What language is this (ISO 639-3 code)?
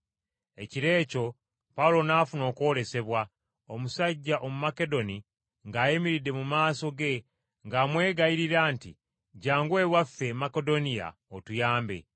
lug